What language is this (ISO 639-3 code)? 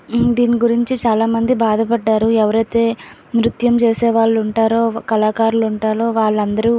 tel